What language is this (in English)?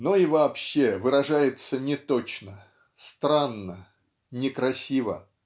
Russian